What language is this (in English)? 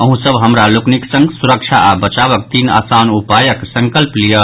Maithili